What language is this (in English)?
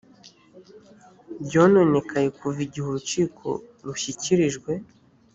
Kinyarwanda